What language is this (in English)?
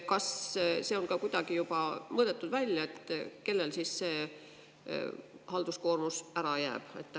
Estonian